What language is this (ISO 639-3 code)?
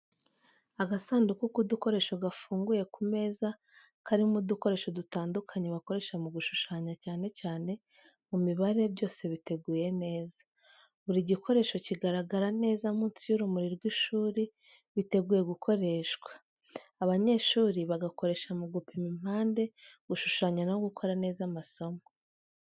kin